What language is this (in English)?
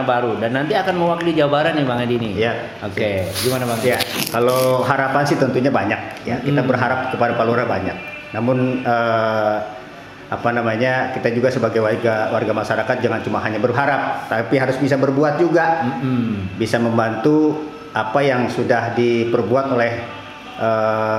Indonesian